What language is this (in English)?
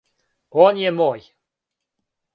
Serbian